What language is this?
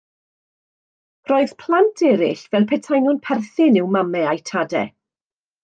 Welsh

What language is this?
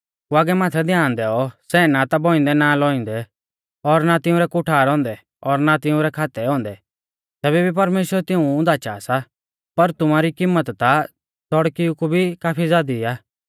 Mahasu Pahari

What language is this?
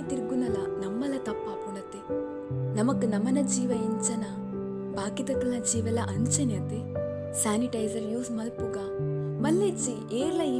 Kannada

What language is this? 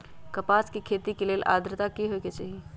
Magahi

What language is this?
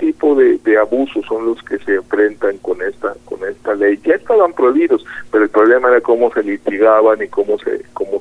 Spanish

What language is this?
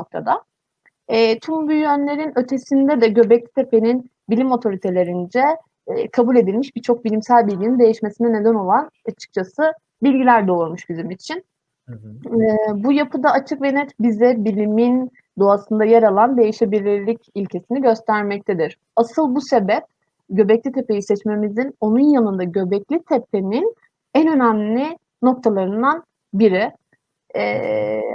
Turkish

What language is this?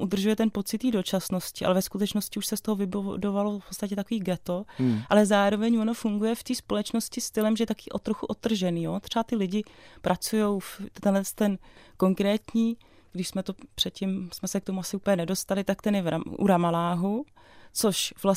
Czech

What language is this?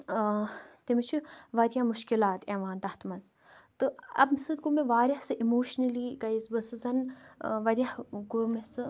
Kashmiri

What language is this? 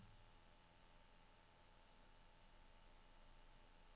Norwegian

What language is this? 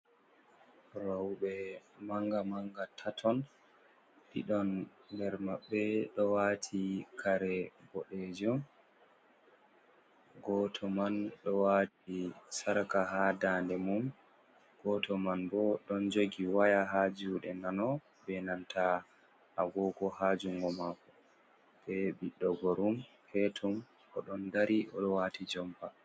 Fula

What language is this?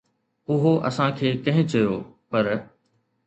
Sindhi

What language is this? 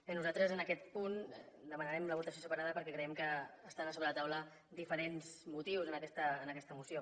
Catalan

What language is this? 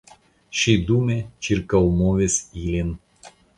Esperanto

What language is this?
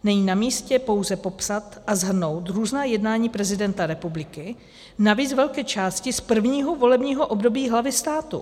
Czech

